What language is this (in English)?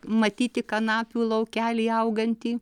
Lithuanian